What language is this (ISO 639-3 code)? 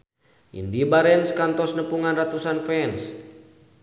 sun